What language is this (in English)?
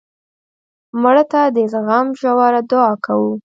Pashto